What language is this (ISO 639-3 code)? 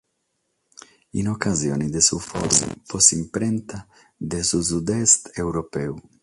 srd